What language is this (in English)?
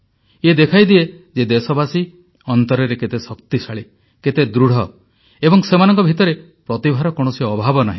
Odia